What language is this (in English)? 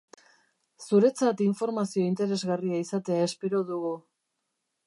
Basque